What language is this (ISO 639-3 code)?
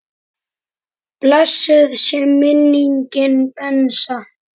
isl